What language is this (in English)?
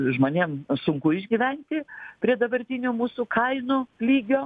Lithuanian